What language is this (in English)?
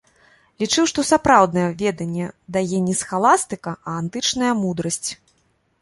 Belarusian